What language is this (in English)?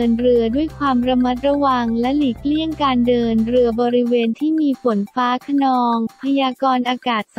Thai